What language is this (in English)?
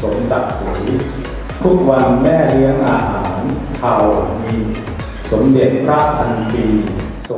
Thai